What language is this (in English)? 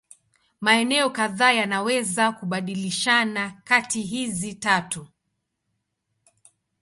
Swahili